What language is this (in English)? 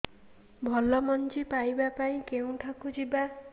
Odia